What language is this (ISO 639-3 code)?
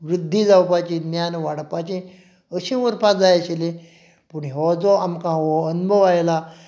kok